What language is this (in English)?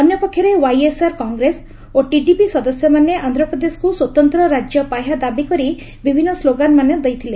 Odia